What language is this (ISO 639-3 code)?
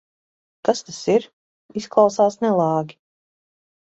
lav